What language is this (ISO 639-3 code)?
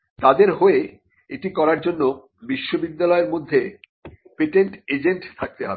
ben